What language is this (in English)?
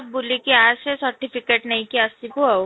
Odia